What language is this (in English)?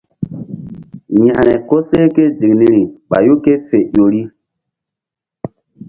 Mbum